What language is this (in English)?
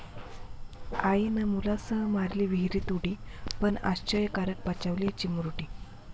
Marathi